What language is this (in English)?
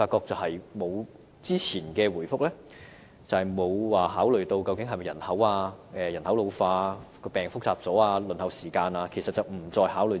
Cantonese